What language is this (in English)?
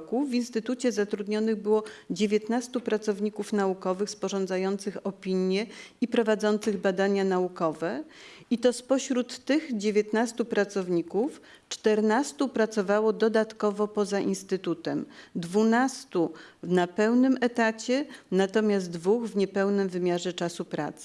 Polish